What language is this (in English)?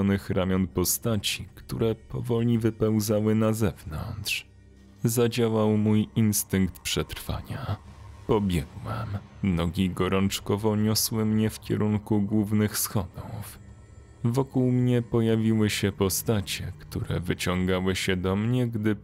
Polish